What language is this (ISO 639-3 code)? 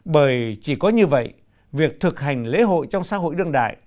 vie